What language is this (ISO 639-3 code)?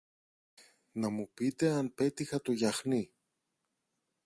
ell